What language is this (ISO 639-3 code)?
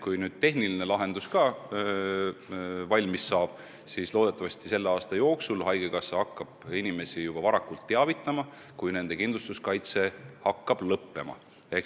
est